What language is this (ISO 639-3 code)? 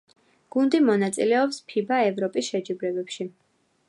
kat